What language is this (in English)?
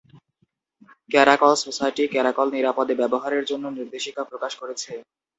Bangla